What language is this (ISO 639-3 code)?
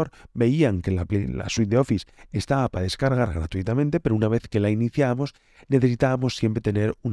spa